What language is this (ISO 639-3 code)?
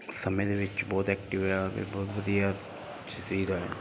pan